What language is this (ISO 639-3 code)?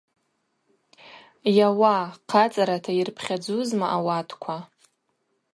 abq